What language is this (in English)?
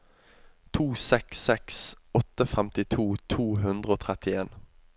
Norwegian